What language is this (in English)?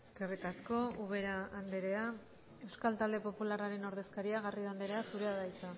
Basque